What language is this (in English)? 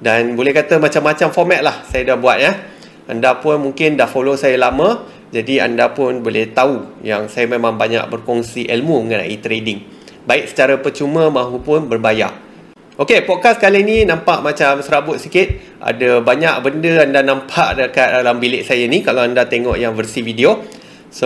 Malay